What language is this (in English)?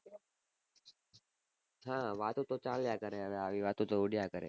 Gujarati